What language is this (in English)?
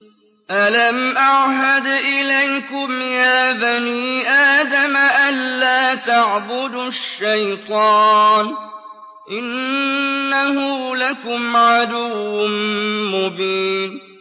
Arabic